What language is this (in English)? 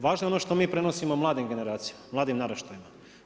Croatian